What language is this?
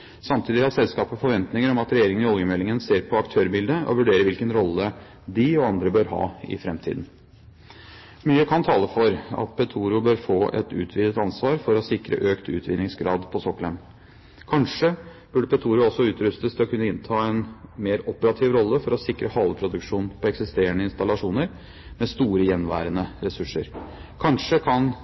Norwegian Bokmål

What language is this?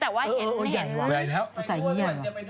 Thai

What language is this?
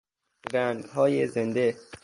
Persian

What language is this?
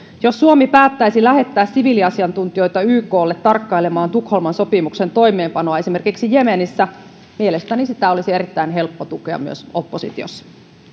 Finnish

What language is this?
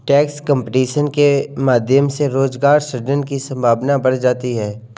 Hindi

